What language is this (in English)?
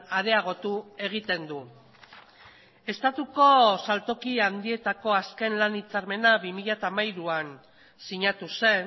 Basque